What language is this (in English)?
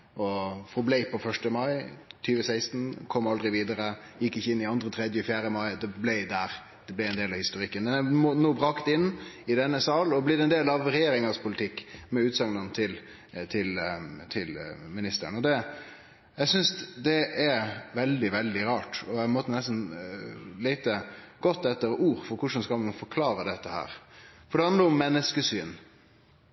Norwegian Nynorsk